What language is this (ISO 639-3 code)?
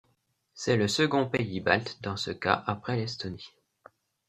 fra